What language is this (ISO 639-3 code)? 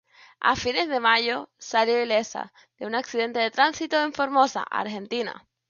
spa